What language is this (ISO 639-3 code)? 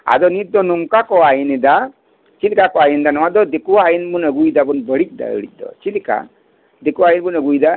sat